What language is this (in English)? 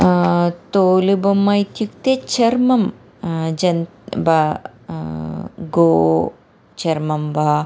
Sanskrit